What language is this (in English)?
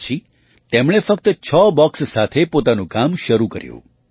Gujarati